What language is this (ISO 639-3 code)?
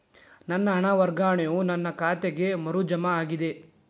kan